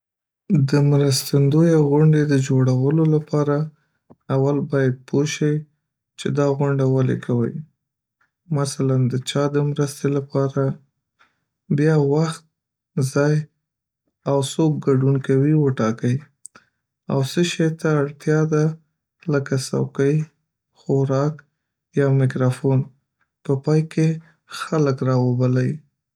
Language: Pashto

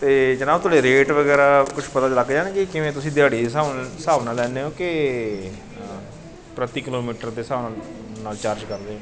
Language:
Punjabi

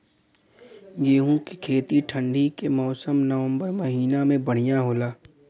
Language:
Bhojpuri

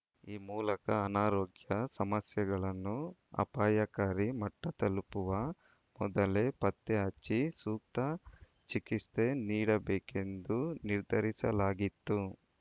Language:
Kannada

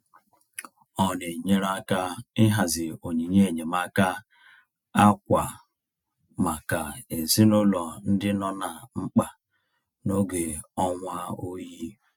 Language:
Igbo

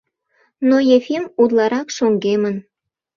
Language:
Mari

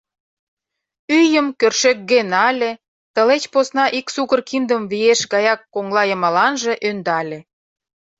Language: Mari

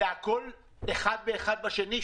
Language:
Hebrew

